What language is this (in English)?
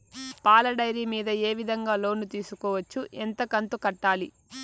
Telugu